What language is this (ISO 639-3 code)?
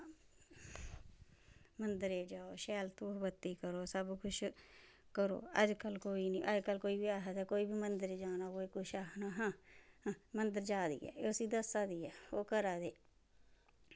doi